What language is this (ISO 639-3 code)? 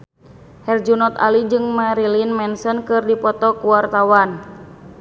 sun